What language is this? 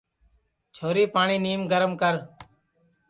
Sansi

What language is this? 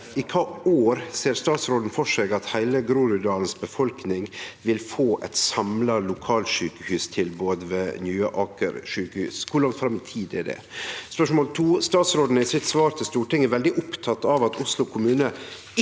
Norwegian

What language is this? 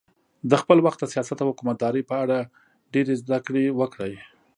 Pashto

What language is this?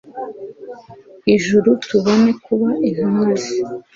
Kinyarwanda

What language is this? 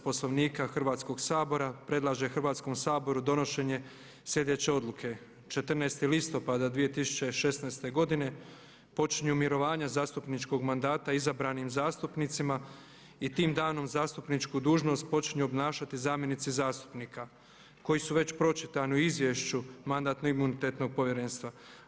Croatian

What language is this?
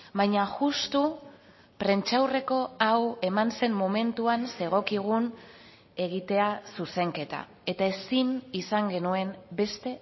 Basque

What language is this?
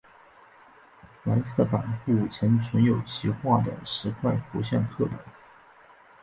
Chinese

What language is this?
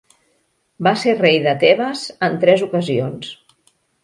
Catalan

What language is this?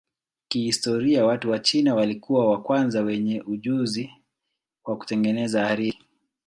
Swahili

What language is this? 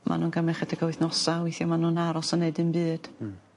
Welsh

